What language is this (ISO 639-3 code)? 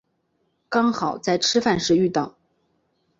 zho